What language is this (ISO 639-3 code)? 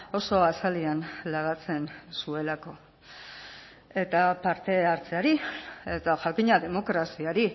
eus